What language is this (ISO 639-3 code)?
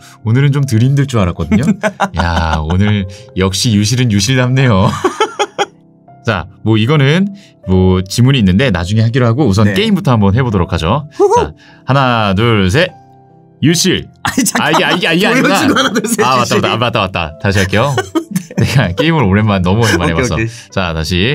kor